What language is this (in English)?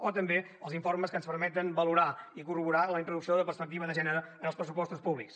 Catalan